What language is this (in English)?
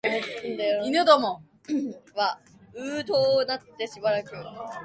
Japanese